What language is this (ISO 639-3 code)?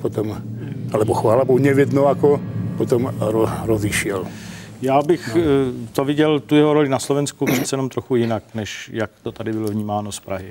ces